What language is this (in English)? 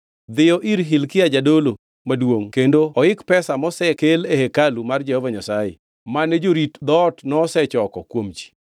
Luo (Kenya and Tanzania)